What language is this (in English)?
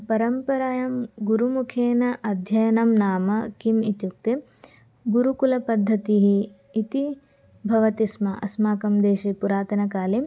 Sanskrit